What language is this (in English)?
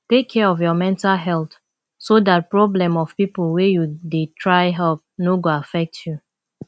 Nigerian Pidgin